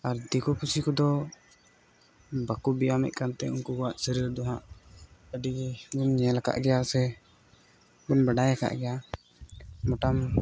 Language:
Santali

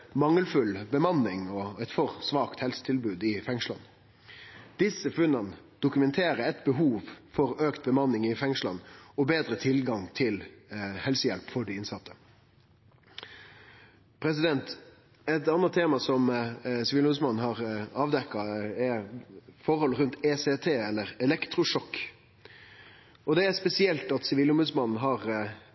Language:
Norwegian Nynorsk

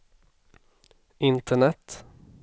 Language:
Swedish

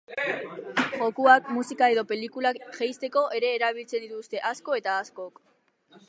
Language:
Basque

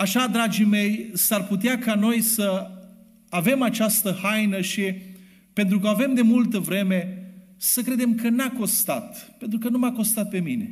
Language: Romanian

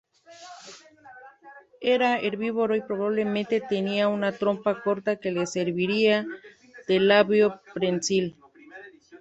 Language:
Spanish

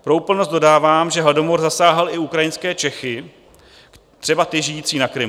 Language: Czech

